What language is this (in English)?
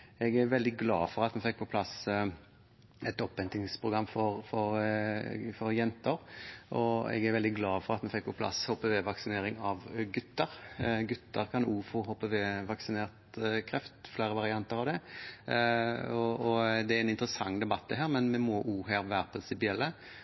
Norwegian Bokmål